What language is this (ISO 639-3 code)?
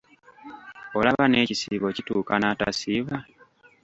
lug